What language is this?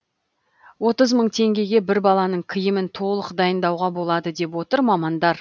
Kazakh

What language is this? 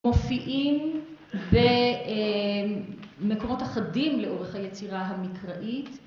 Hebrew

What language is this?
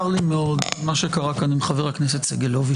Hebrew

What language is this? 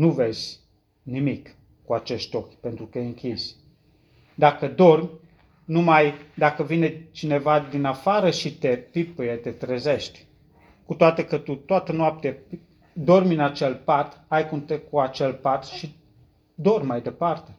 Romanian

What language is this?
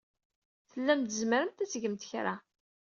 Kabyle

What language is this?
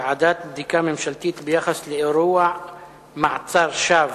Hebrew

